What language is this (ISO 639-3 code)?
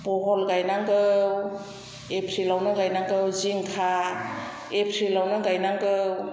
brx